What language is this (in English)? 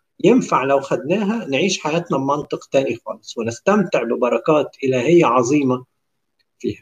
Arabic